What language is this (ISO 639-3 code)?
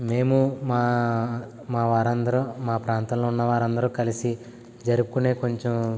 tel